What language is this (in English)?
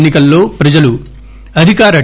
Telugu